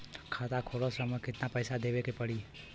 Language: Bhojpuri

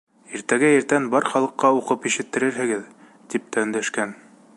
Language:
Bashkir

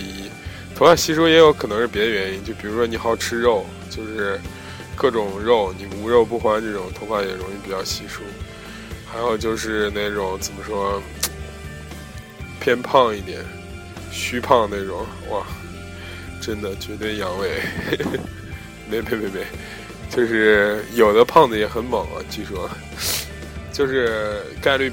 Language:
Chinese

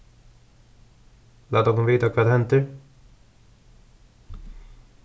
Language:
Faroese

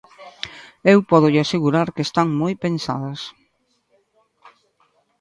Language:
Galician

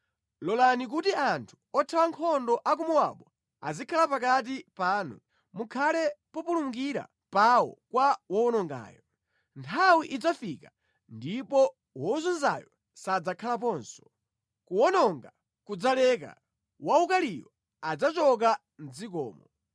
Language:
Nyanja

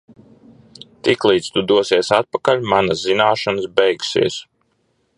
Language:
Latvian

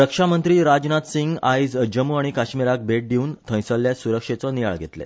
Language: Konkani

